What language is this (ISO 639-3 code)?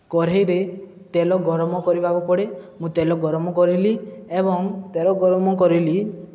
ori